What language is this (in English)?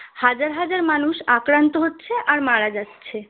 Bangla